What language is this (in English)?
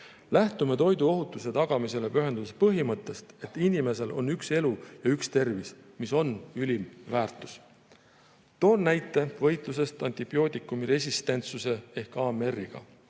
Estonian